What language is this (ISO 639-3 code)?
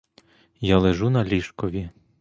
ukr